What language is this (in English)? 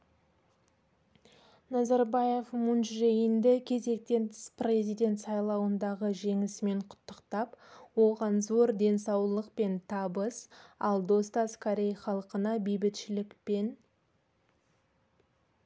Kazakh